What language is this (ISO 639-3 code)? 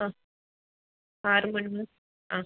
mal